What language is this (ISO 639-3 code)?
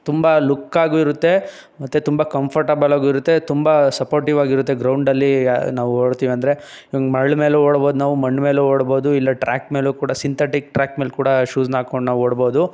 kan